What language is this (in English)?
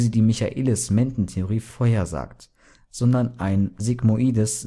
German